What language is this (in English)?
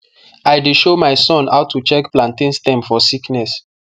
Nigerian Pidgin